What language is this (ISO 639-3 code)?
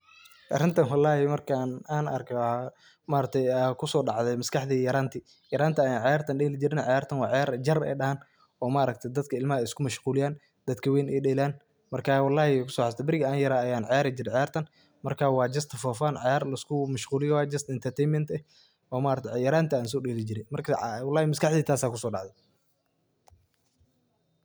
som